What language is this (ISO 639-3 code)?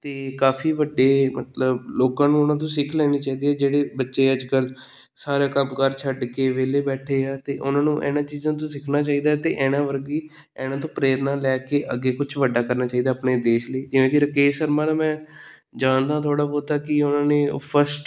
pan